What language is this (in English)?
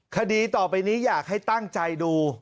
Thai